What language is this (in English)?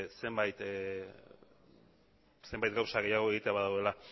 Basque